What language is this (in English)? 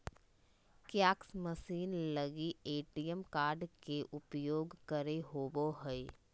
Magahi